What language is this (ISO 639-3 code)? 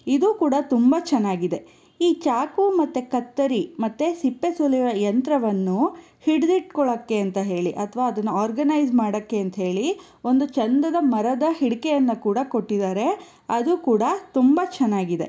kan